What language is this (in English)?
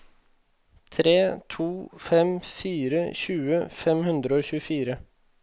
Norwegian